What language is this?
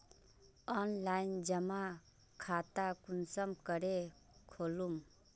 Magahi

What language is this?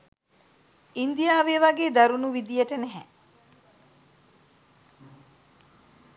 Sinhala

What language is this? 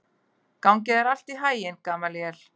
Icelandic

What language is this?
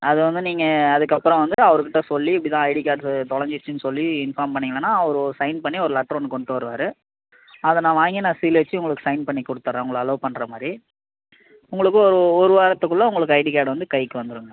Tamil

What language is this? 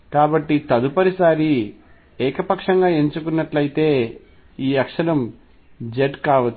Telugu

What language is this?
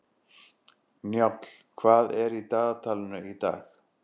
Icelandic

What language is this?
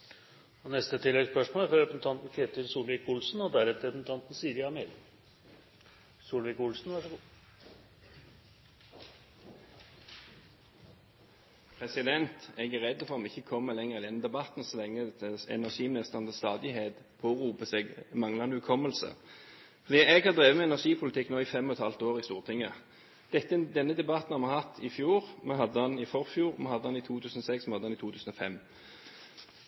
Norwegian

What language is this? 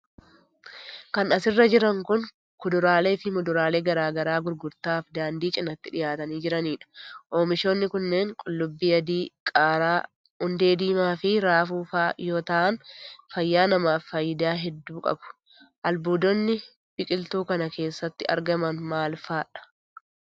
Oromo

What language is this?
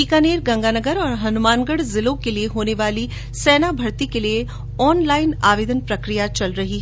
Hindi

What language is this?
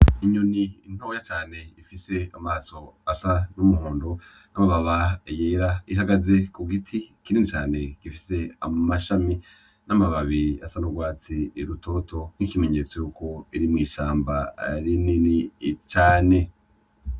Rundi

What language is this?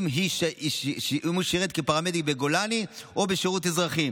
Hebrew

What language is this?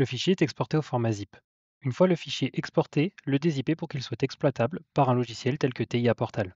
French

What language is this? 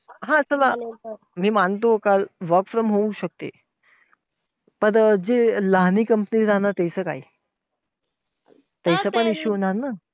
Marathi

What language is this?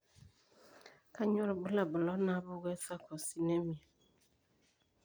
Masai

